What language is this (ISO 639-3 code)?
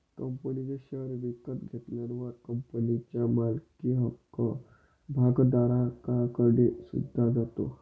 mar